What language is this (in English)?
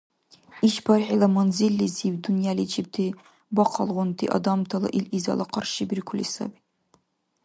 Dargwa